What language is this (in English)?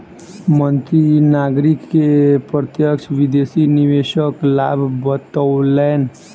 Maithili